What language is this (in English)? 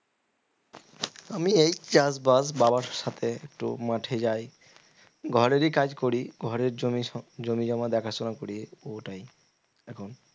Bangla